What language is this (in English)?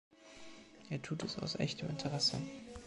German